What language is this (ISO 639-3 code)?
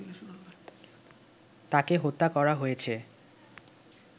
ben